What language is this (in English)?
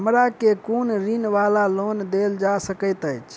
Maithili